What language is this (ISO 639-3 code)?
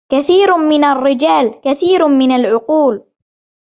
ara